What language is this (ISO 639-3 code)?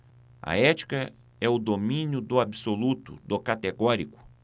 por